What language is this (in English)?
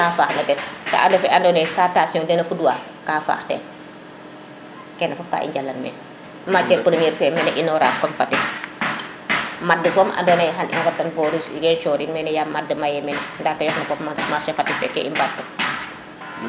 Serer